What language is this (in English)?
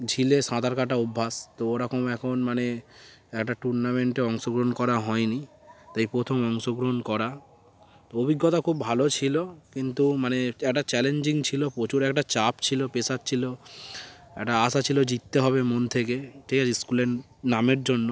Bangla